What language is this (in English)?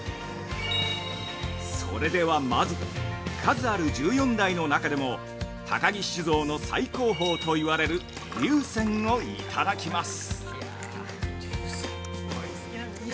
Japanese